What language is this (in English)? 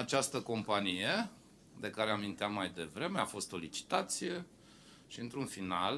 Romanian